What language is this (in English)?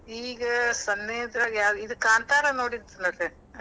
Kannada